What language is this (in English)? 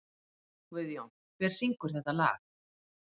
Icelandic